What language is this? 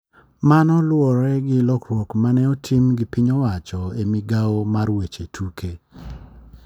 Luo (Kenya and Tanzania)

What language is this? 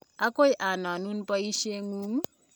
Kalenjin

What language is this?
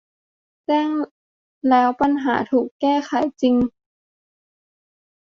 Thai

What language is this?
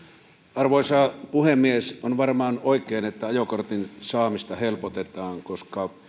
Finnish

